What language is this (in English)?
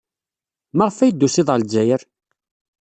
Kabyle